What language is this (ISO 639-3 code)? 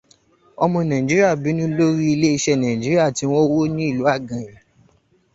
yor